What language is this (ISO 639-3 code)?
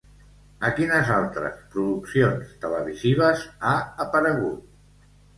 cat